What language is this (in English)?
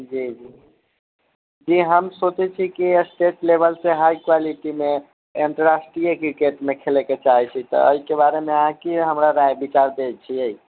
Maithili